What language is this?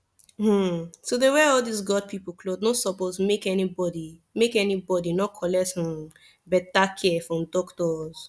Nigerian Pidgin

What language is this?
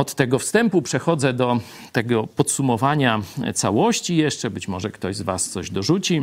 Polish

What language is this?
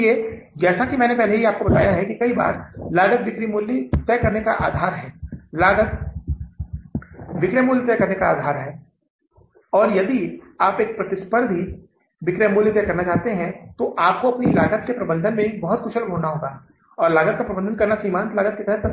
Hindi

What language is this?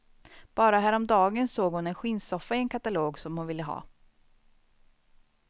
Swedish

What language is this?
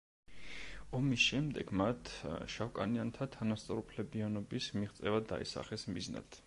Georgian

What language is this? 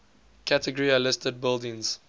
English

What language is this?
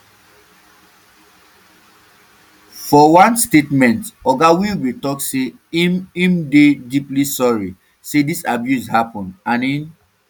Nigerian Pidgin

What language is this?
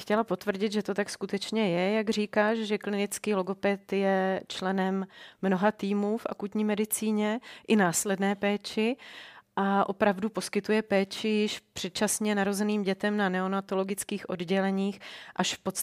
Czech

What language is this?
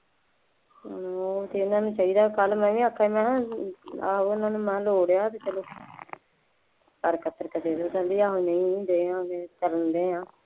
Punjabi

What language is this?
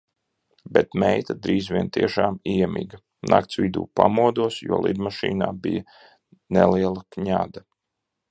Latvian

